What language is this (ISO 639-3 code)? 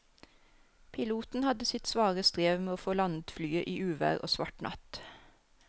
nor